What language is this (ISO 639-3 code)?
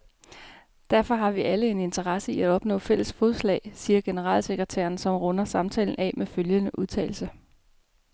dan